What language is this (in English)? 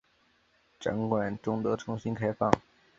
Chinese